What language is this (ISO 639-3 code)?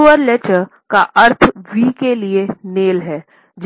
hin